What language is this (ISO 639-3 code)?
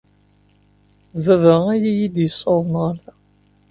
kab